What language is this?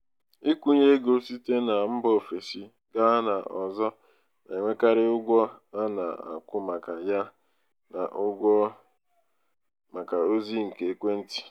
Igbo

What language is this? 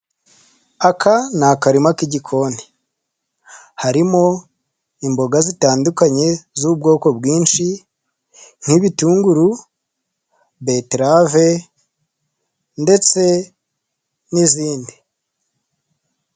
Kinyarwanda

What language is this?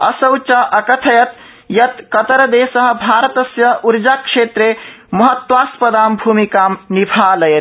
Sanskrit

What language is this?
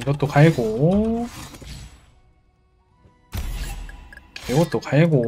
Korean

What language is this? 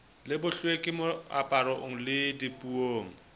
Southern Sotho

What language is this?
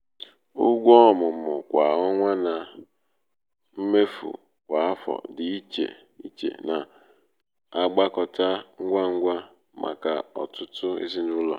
Igbo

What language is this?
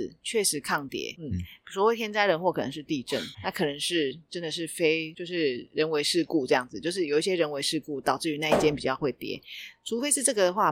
Chinese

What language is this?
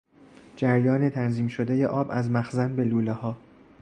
Persian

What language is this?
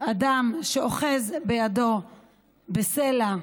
Hebrew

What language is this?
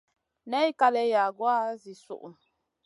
Masana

